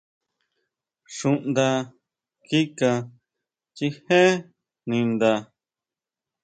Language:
Huautla Mazatec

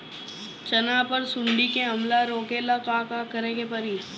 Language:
Bhojpuri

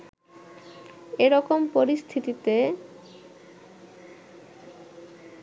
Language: Bangla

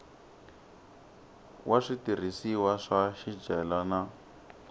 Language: Tsonga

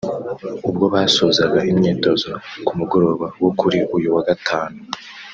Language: Kinyarwanda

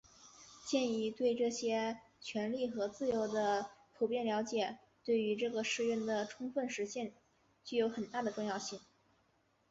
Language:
Chinese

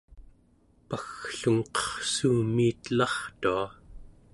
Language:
Central Yupik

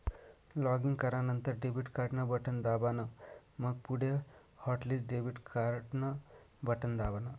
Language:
Marathi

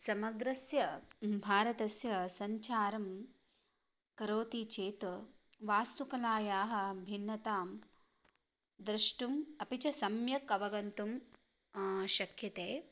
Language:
Sanskrit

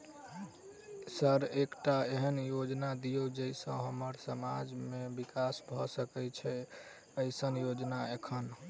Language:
Maithili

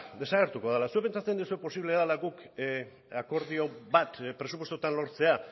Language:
Basque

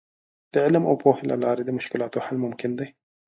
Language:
Pashto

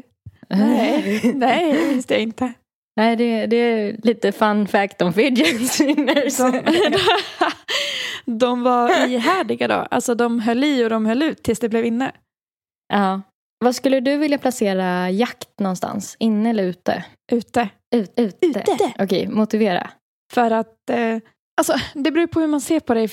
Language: Swedish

